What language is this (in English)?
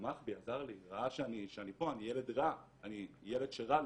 Hebrew